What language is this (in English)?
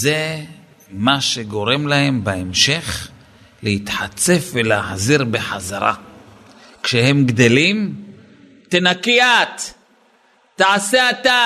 Hebrew